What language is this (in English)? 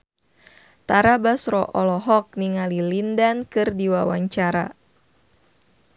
Sundanese